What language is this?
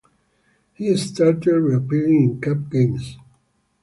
English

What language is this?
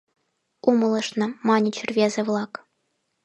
Mari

